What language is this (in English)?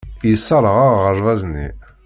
Kabyle